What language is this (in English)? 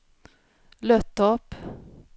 Swedish